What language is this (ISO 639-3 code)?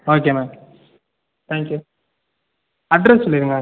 tam